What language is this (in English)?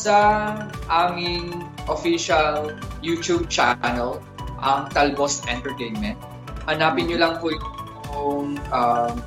Filipino